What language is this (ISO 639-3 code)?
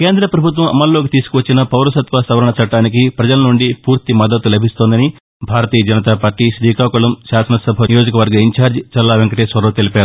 tel